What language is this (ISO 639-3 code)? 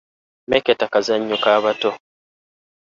lug